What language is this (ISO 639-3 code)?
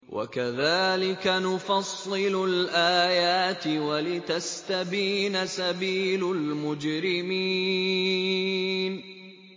ara